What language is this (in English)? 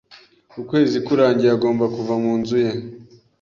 Kinyarwanda